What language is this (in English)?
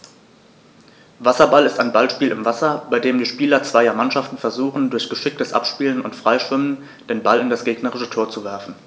German